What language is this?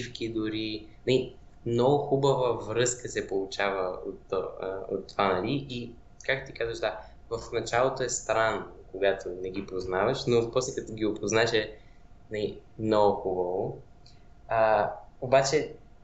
Bulgarian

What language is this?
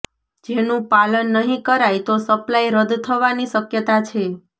Gujarati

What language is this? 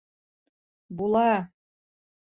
Bashkir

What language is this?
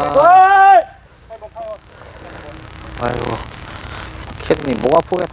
Korean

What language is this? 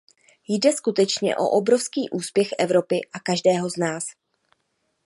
Czech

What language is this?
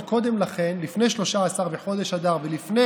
Hebrew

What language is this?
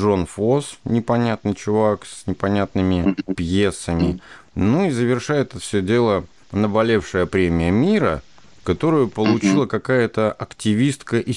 Russian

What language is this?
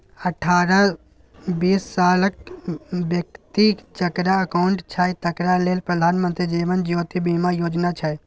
Maithili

